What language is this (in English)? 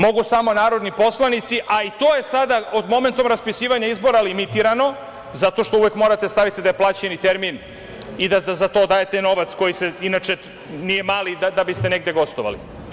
Serbian